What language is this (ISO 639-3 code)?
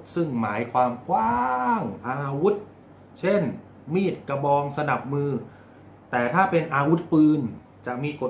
tha